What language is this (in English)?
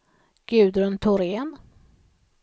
Swedish